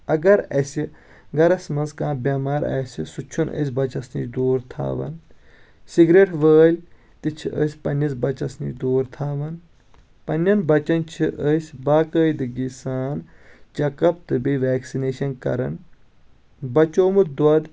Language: Kashmiri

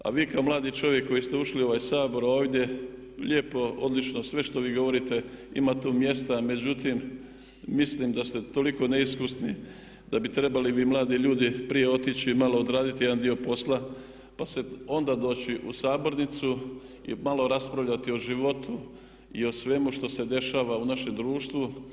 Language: Croatian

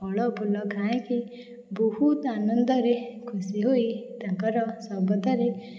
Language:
Odia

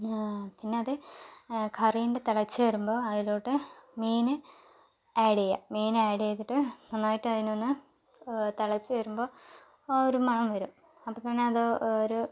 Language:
Malayalam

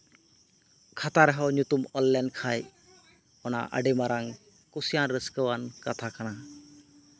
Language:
Santali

